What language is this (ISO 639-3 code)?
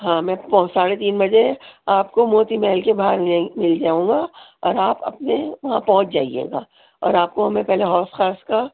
urd